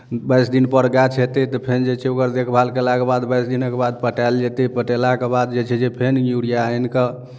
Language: Maithili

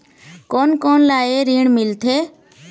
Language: Chhattisgarhi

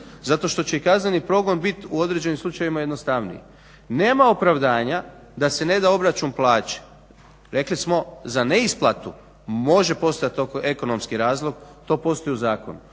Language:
Croatian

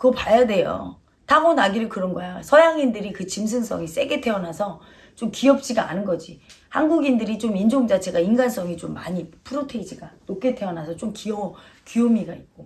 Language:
Korean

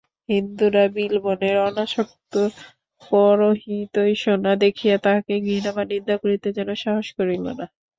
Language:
Bangla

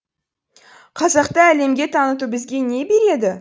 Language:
Kazakh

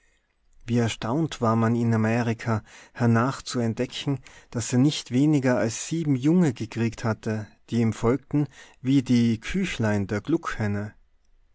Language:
German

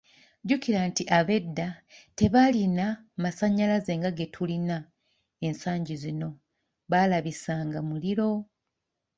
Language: Ganda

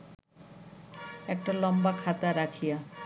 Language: Bangla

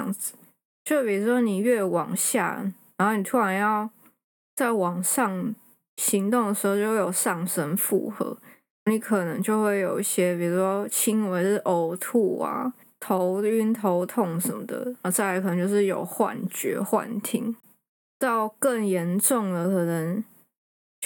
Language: Chinese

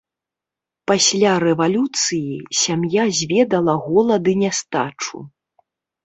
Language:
Belarusian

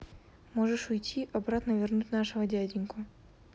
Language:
Russian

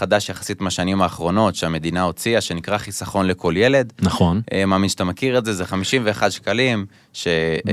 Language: Hebrew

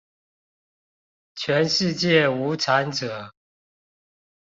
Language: Chinese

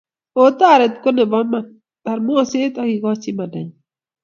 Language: Kalenjin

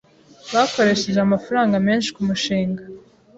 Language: Kinyarwanda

